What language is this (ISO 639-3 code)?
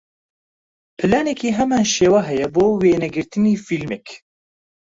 ckb